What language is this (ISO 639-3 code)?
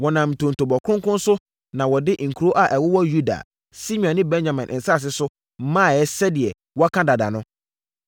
aka